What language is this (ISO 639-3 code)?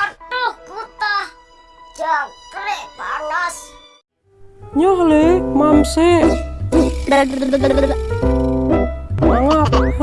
ind